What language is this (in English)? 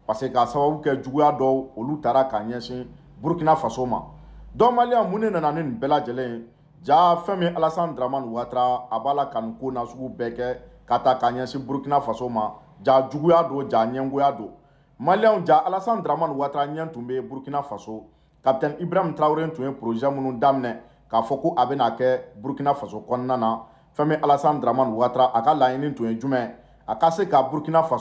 French